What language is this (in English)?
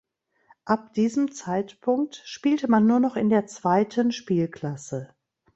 German